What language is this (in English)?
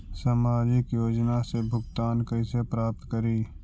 Magahi